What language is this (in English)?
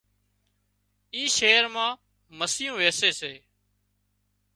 Wadiyara Koli